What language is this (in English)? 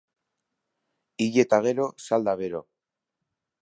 Basque